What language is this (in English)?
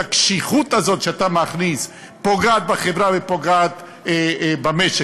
Hebrew